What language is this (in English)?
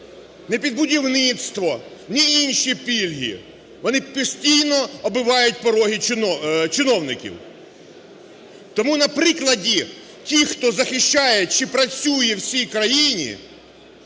Ukrainian